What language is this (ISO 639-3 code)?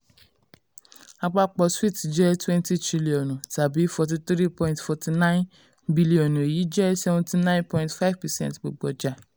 yor